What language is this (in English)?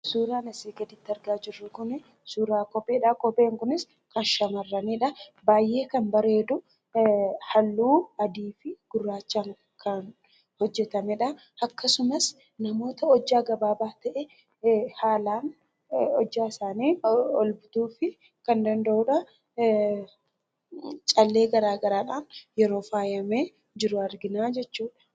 Oromo